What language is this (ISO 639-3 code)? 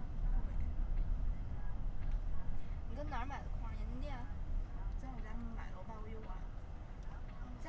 zho